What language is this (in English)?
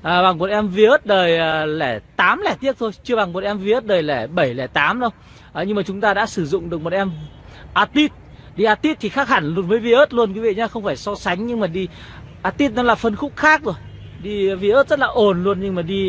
Vietnamese